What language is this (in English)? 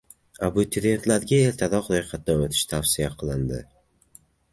Uzbek